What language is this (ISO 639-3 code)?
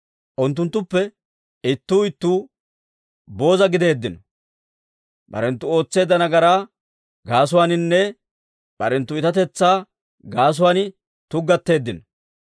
dwr